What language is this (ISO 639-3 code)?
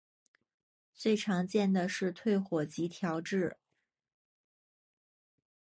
zho